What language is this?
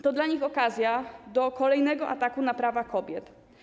Polish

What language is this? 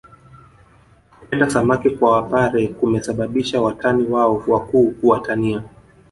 Swahili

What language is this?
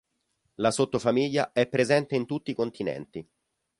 Italian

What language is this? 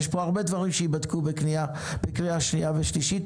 Hebrew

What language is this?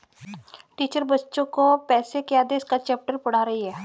Hindi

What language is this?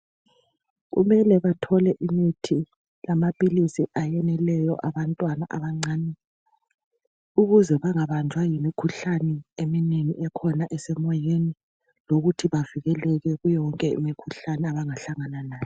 North Ndebele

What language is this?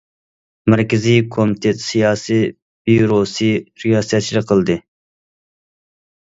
Uyghur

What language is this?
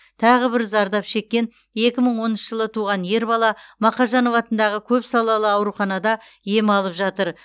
Kazakh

